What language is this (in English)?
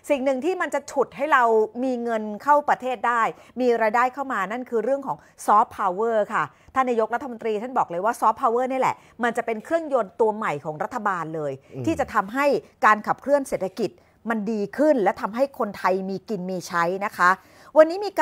Thai